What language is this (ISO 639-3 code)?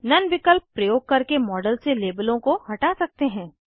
hin